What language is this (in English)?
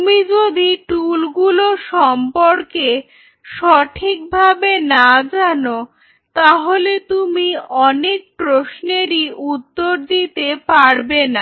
Bangla